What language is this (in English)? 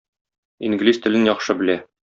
Tatar